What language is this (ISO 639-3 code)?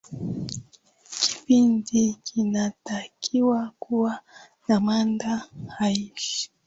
swa